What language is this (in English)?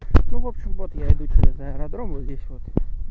Russian